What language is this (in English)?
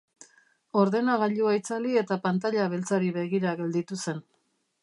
Basque